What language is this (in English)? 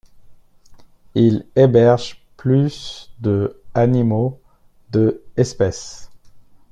French